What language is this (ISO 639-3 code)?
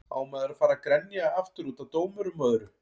isl